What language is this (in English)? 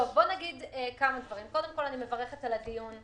Hebrew